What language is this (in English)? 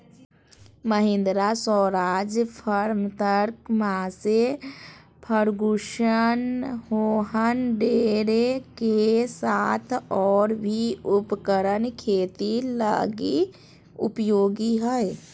Magahi